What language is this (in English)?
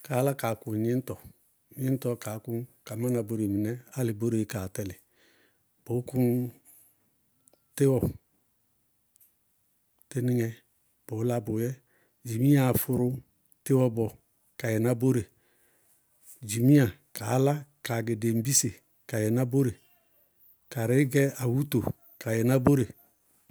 Bago-Kusuntu